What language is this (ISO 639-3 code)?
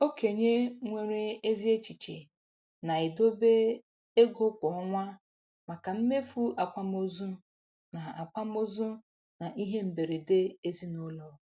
ibo